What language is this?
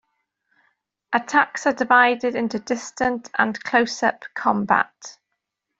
English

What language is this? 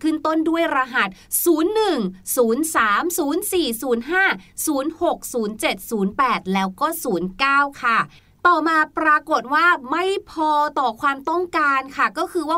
Thai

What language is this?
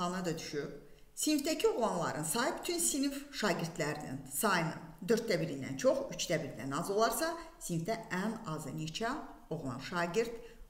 Turkish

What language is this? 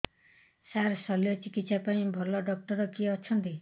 Odia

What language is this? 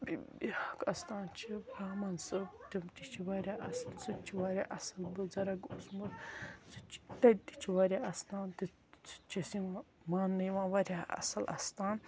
Kashmiri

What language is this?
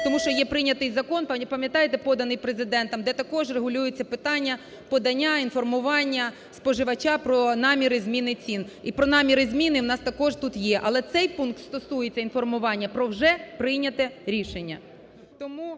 Ukrainian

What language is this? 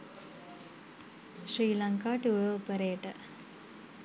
Sinhala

